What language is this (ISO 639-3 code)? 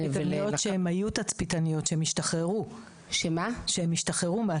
heb